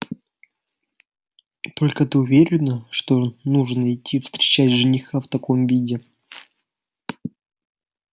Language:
Russian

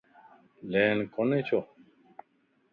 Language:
Lasi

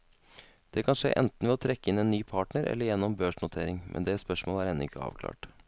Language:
Norwegian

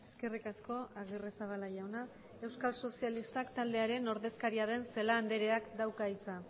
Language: Basque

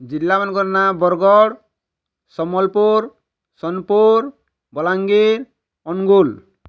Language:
Odia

